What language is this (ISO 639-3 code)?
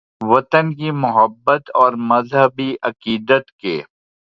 urd